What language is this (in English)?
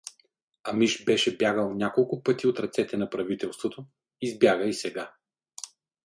Bulgarian